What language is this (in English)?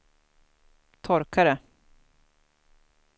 Swedish